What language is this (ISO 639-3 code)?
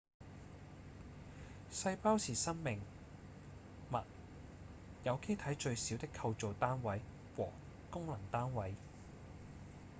yue